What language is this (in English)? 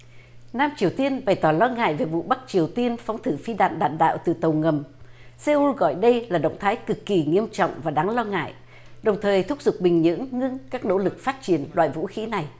Vietnamese